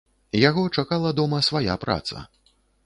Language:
Belarusian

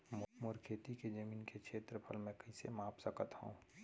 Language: Chhattisgarhi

